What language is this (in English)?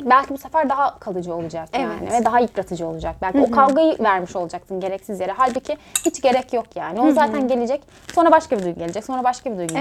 Turkish